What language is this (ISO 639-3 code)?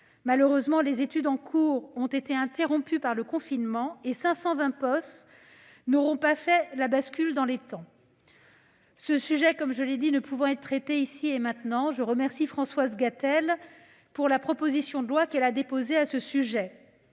fra